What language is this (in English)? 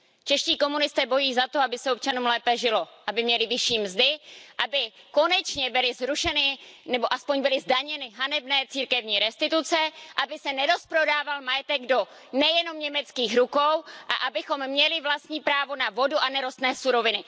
Czech